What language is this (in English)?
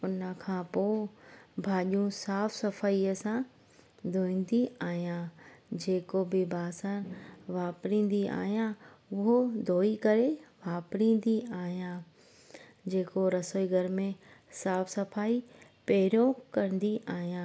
Sindhi